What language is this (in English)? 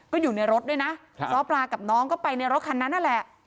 Thai